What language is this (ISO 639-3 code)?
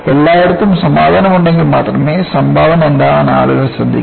mal